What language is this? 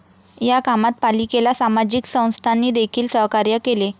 Marathi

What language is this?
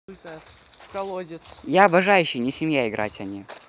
Russian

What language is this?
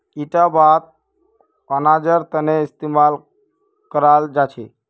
Magahi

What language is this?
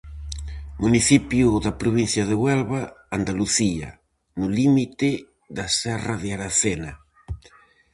Galician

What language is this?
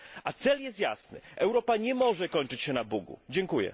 Polish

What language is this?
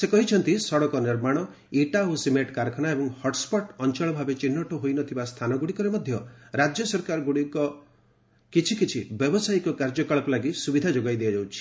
Odia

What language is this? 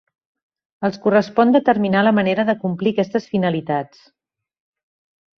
Catalan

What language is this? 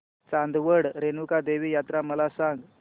Marathi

